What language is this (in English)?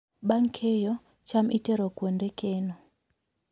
Luo (Kenya and Tanzania)